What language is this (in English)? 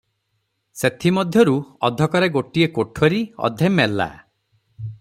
Odia